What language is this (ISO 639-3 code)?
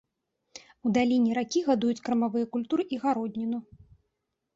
bel